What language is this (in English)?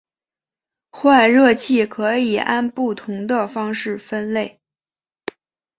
Chinese